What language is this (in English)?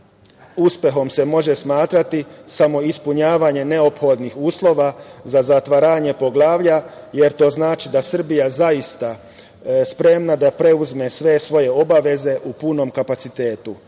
Serbian